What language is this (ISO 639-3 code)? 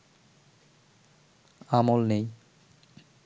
ben